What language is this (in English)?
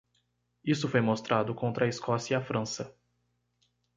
Portuguese